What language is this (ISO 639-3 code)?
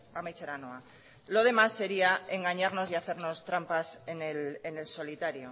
spa